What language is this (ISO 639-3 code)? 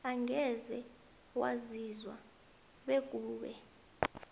nbl